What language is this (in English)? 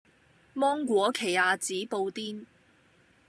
Cantonese